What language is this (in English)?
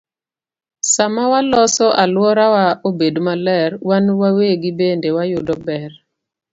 Luo (Kenya and Tanzania)